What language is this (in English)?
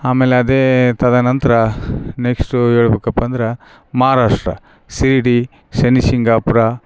Kannada